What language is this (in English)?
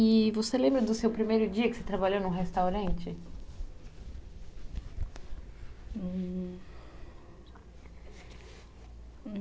Portuguese